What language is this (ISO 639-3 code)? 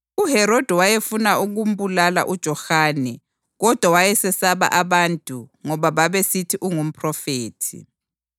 nde